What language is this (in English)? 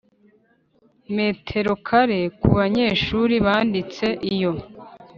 Kinyarwanda